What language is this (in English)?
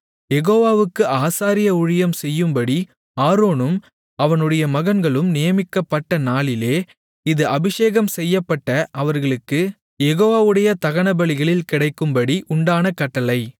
Tamil